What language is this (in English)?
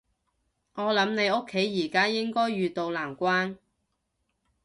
Cantonese